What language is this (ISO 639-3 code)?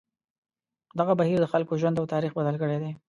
pus